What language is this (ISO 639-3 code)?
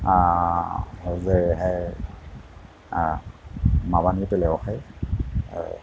brx